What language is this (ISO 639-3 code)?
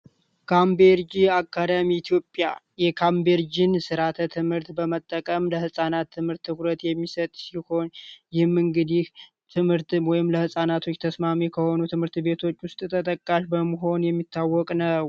amh